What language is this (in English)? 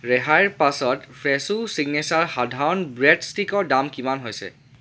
Assamese